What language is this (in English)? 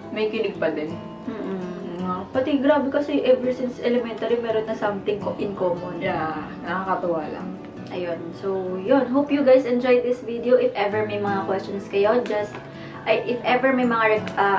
Filipino